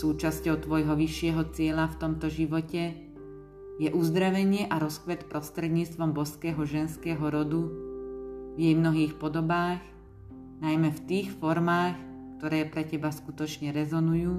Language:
Slovak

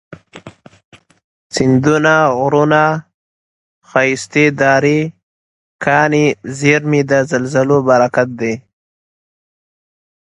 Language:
Pashto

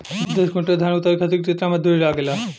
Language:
Bhojpuri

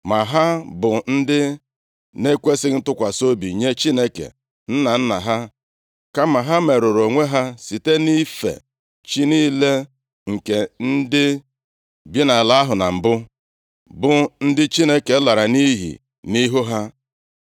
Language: Igbo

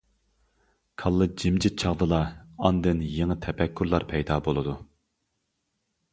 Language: Uyghur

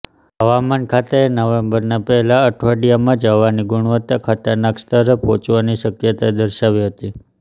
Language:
Gujarati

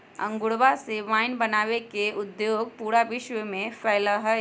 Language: Magahi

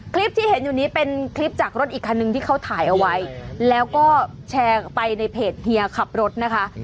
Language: Thai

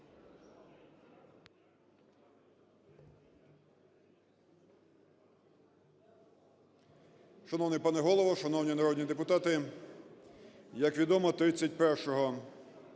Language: Ukrainian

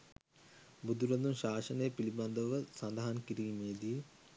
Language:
Sinhala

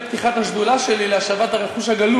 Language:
Hebrew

